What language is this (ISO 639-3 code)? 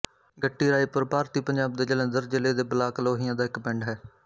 pan